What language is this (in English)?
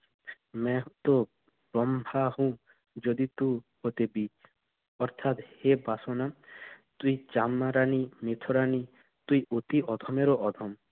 Bangla